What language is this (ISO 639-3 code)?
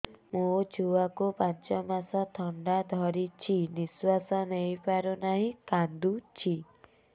ori